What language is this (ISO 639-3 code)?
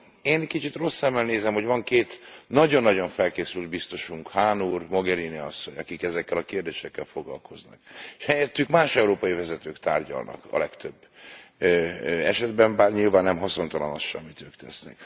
hun